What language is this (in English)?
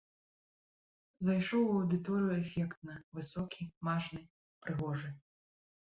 Belarusian